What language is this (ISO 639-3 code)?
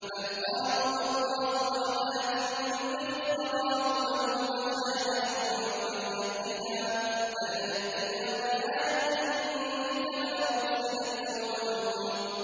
ara